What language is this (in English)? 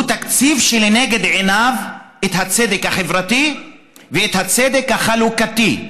Hebrew